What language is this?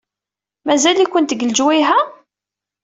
Kabyle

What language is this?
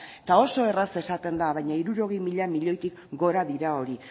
Basque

